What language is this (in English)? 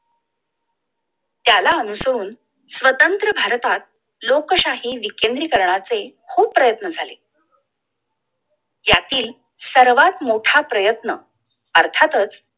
Marathi